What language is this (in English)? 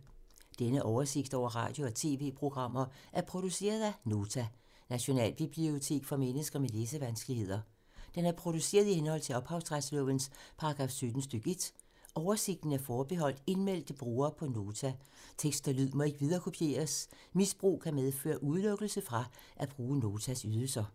Danish